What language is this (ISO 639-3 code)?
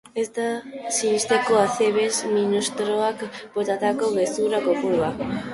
eus